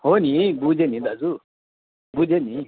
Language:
Nepali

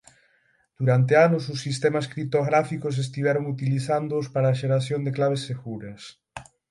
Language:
Galician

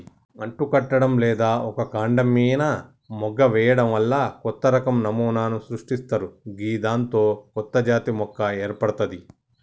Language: Telugu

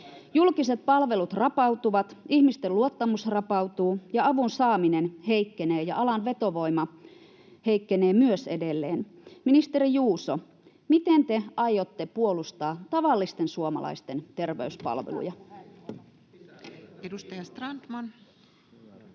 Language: Finnish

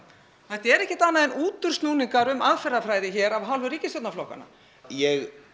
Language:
Icelandic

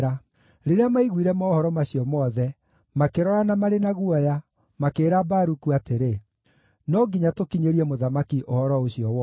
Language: Kikuyu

